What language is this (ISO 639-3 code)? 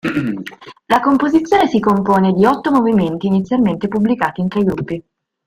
ita